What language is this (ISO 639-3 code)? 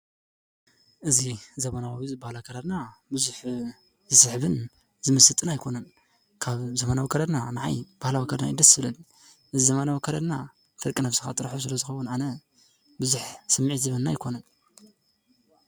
tir